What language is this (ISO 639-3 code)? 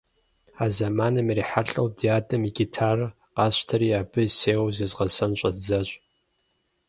kbd